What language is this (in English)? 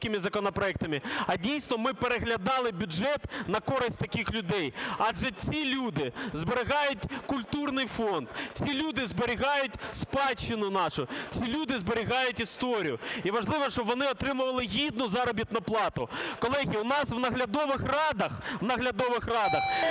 Ukrainian